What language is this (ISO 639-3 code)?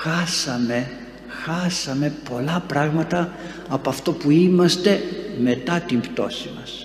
ell